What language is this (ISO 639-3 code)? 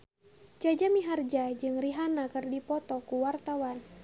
sun